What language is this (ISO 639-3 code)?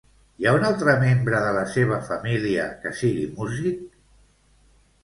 cat